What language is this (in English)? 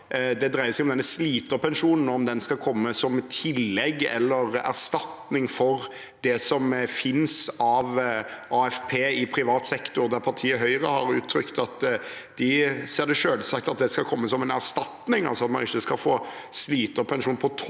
Norwegian